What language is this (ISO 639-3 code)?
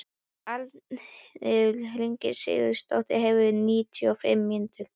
isl